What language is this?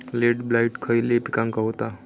Marathi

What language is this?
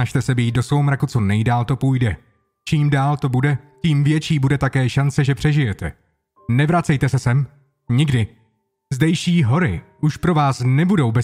Czech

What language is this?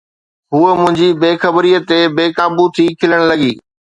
Sindhi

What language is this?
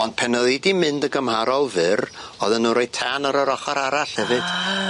Welsh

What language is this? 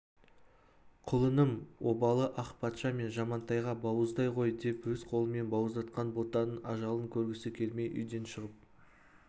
Kazakh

